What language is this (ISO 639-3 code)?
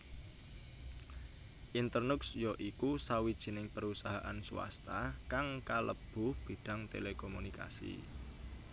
jav